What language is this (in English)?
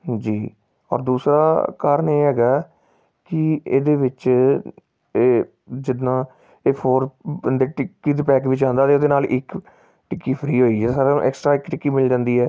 Punjabi